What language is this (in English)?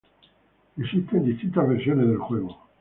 Spanish